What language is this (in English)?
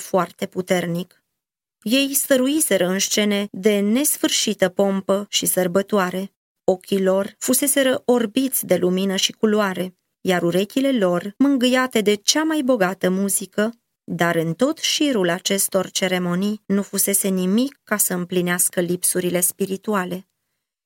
Romanian